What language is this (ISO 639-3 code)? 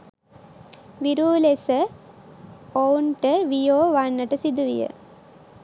sin